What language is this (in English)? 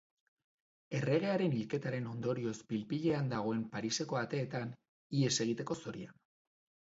Basque